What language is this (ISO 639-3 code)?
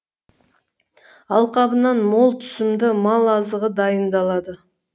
kaz